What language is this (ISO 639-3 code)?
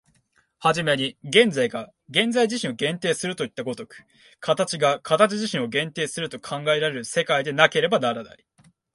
jpn